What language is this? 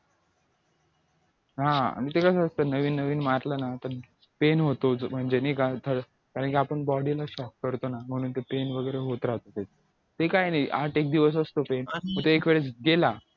Marathi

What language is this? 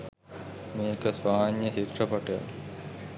Sinhala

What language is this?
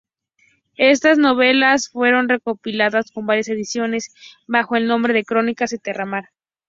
Spanish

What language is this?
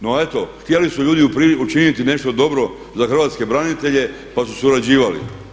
Croatian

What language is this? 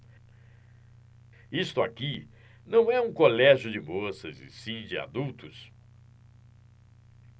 Portuguese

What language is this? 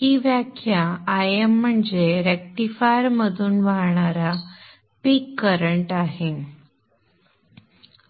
Marathi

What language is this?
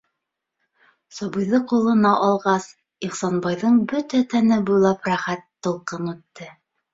Bashkir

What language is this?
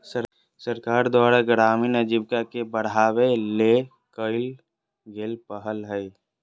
Magahi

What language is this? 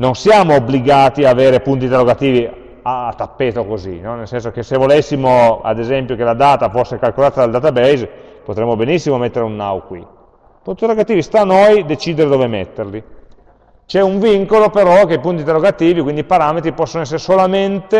Italian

